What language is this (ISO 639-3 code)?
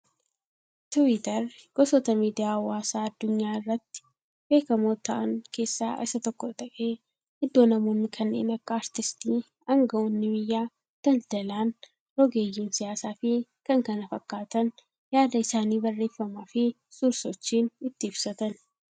orm